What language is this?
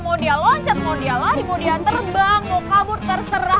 Indonesian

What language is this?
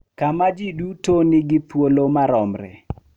Luo (Kenya and Tanzania)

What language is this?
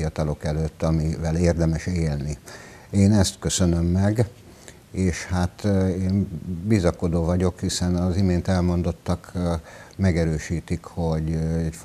Hungarian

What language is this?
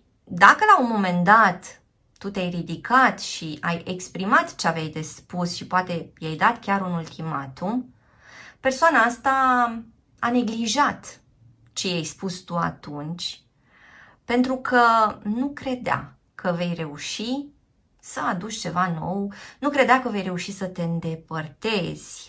Romanian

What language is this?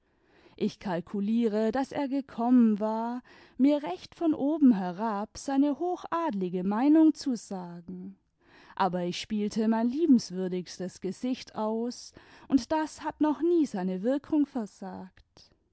German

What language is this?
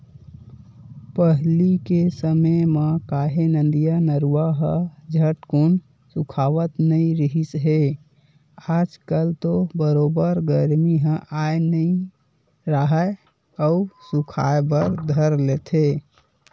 Chhattisgarhi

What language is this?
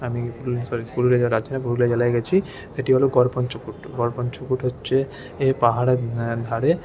Bangla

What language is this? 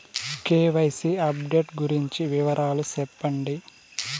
Telugu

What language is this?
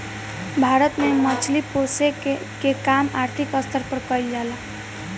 Bhojpuri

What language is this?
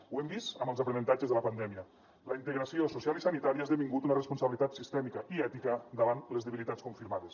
Catalan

